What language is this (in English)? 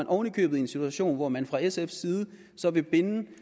Danish